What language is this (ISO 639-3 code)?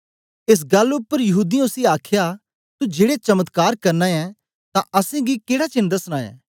doi